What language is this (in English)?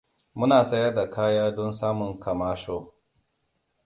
Hausa